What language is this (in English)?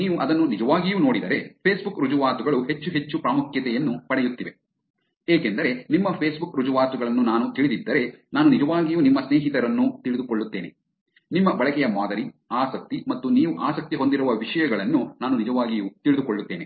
Kannada